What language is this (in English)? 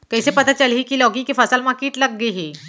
Chhattisgarhi